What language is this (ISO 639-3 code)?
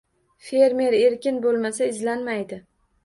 uzb